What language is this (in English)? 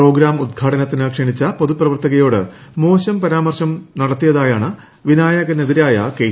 Malayalam